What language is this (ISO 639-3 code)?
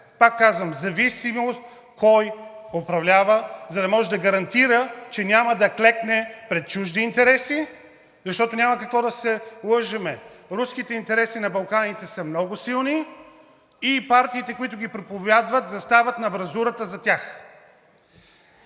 bul